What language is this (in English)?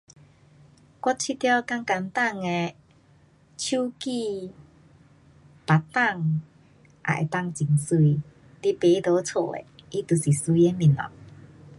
Pu-Xian Chinese